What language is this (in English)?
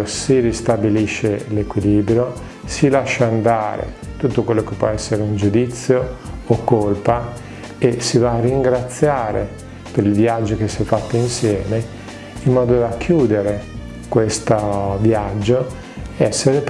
Italian